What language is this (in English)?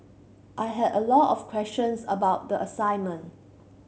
English